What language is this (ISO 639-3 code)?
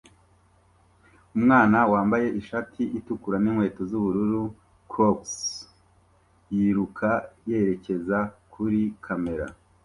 kin